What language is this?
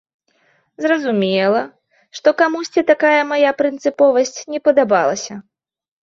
Belarusian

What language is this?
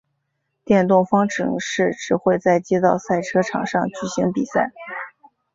Chinese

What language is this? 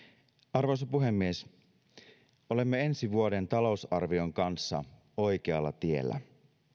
Finnish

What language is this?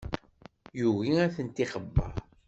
Kabyle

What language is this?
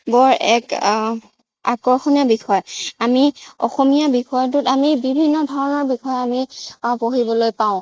Assamese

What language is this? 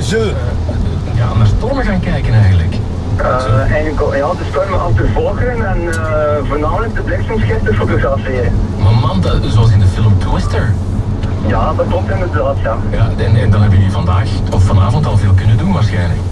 Dutch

